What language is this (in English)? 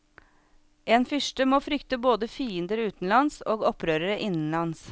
Norwegian